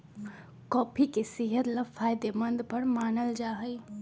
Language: Magahi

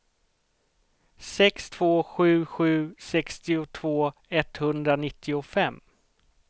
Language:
Swedish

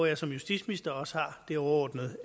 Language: Danish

